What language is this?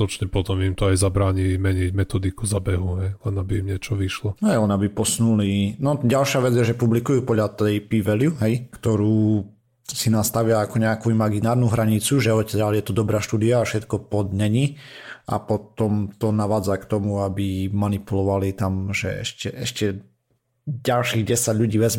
Slovak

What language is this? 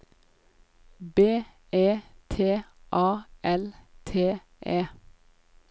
Norwegian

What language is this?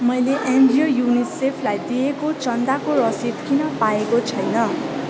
Nepali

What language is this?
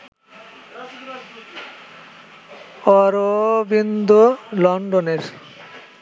Bangla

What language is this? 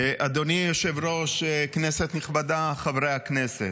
Hebrew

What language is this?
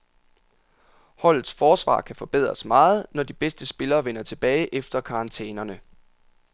Danish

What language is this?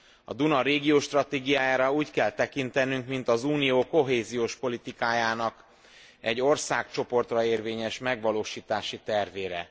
Hungarian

